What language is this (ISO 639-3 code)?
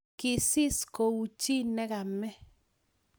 kln